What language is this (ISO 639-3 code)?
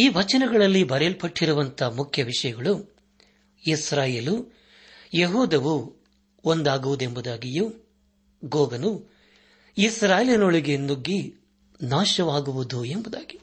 kan